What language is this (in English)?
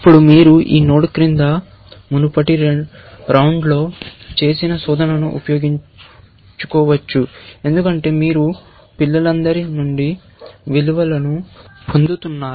Telugu